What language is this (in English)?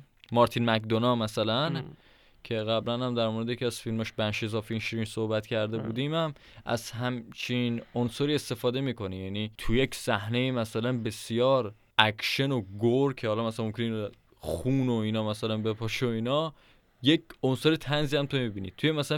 Persian